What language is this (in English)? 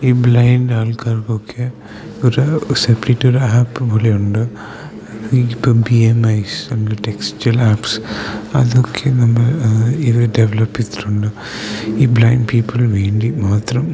Malayalam